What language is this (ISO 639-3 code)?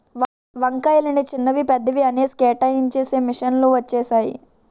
tel